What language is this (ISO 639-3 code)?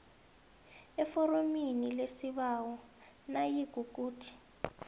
nbl